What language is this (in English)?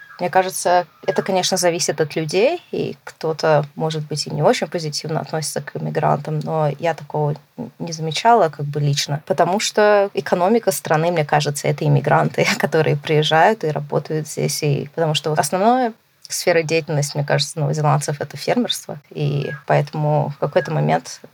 Russian